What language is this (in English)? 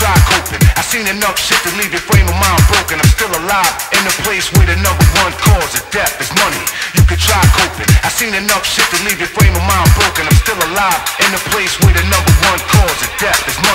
English